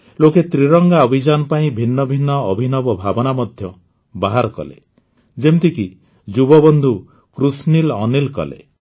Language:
Odia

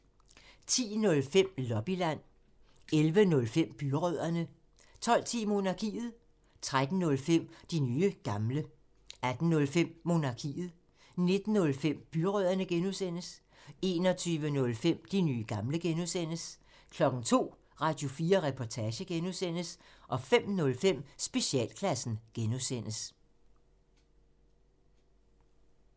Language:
Danish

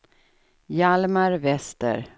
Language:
Swedish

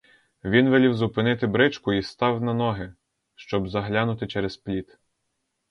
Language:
Ukrainian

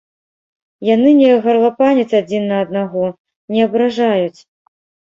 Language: Belarusian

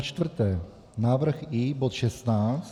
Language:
Czech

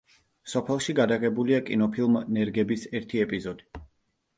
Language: Georgian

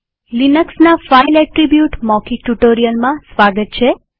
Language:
Gujarati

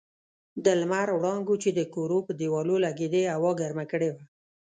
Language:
Pashto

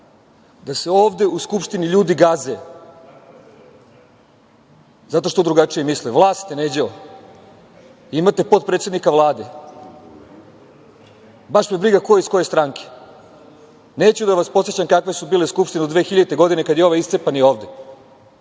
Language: Serbian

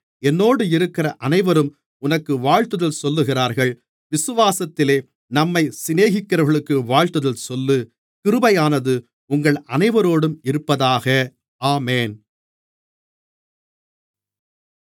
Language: Tamil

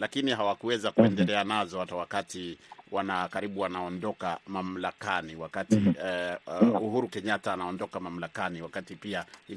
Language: Swahili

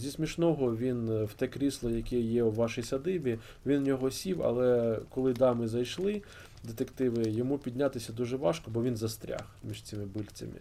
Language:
Ukrainian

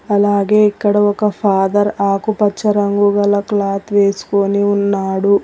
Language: Telugu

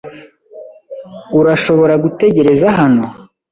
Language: Kinyarwanda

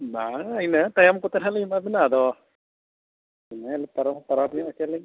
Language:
Santali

